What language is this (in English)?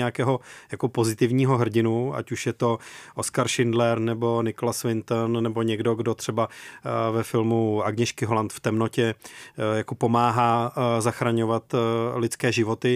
Czech